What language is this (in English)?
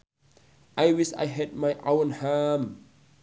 Sundanese